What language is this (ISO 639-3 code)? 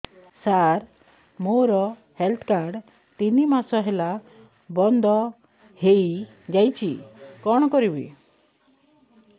ori